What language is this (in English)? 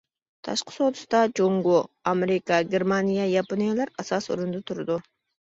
Uyghur